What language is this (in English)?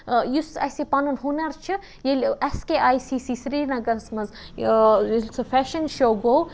Kashmiri